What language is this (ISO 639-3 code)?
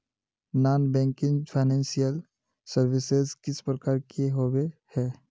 mag